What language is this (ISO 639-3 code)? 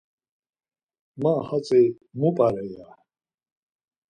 lzz